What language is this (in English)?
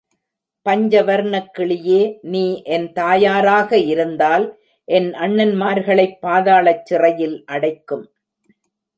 Tamil